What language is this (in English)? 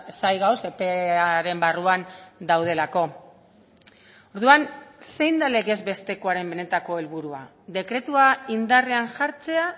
Basque